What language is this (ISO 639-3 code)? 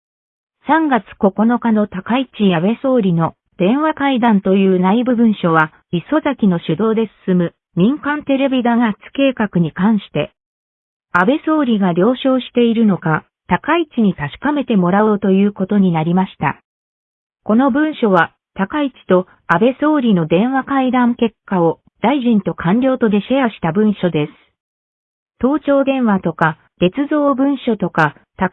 jpn